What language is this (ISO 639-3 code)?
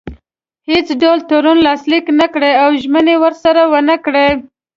pus